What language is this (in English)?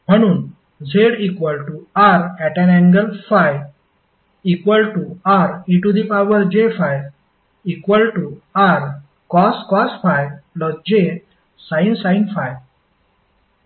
Marathi